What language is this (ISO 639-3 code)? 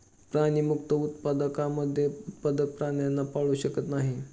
mar